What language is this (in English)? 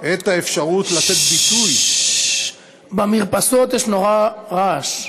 Hebrew